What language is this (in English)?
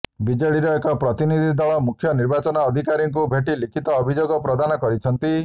Odia